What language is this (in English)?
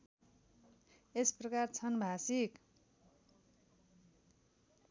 Nepali